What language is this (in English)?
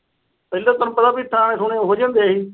Punjabi